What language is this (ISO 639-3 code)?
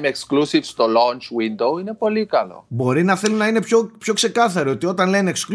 ell